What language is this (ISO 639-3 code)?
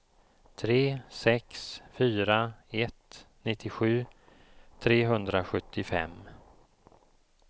swe